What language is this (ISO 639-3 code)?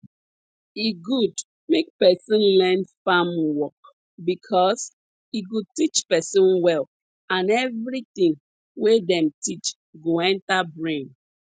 pcm